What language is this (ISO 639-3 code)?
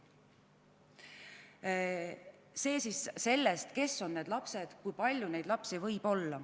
est